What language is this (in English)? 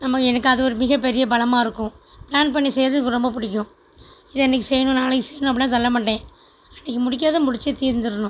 Tamil